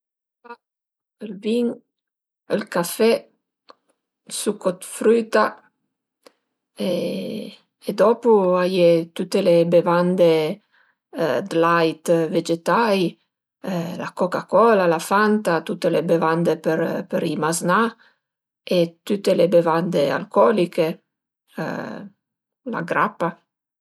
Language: Piedmontese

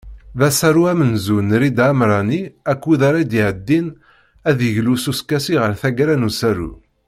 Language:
Kabyle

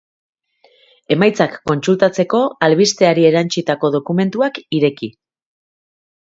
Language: Basque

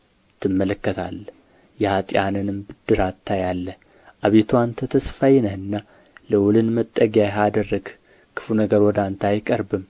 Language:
Amharic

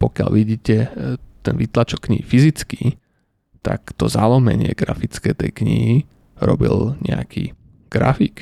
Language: Slovak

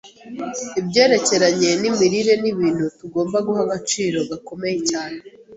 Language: Kinyarwanda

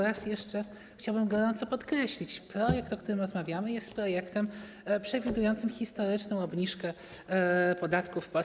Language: Polish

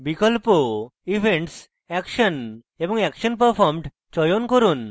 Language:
Bangla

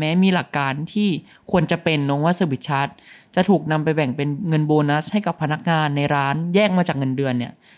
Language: Thai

